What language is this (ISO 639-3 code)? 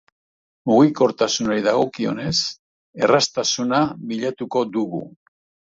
eus